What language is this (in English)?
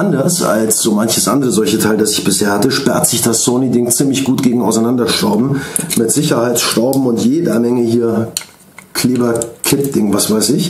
German